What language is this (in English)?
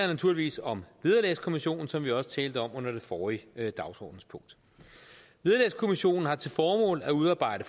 Danish